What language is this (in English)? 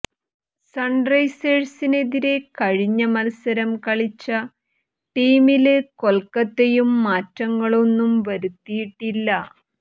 Malayalam